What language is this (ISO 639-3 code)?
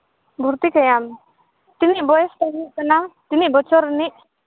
sat